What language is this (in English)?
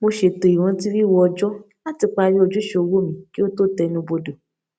Yoruba